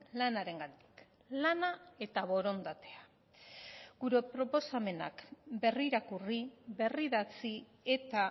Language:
Basque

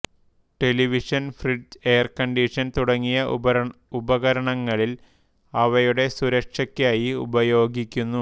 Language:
Malayalam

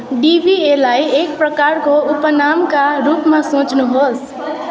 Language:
Nepali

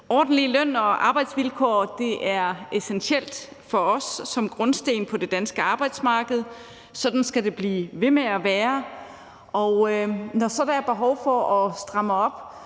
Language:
Danish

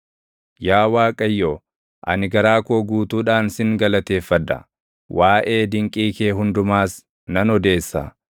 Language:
Oromo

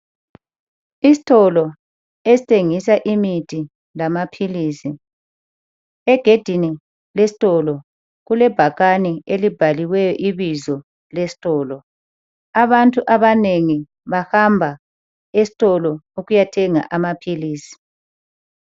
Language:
North Ndebele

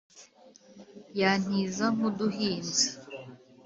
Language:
Kinyarwanda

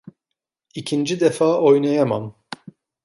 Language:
Turkish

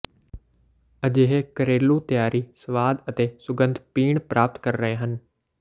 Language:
Punjabi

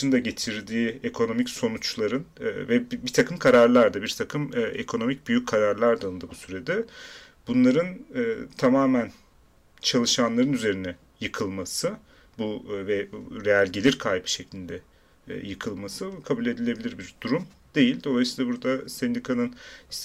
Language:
Turkish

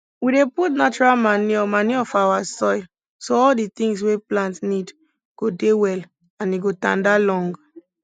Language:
Nigerian Pidgin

